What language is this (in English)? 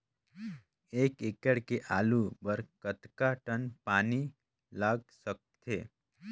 Chhattisgarhi